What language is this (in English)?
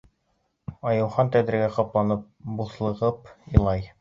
Bashkir